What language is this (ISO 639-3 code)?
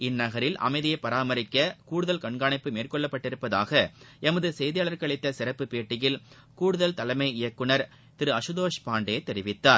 tam